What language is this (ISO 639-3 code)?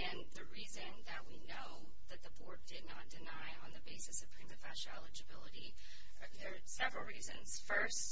eng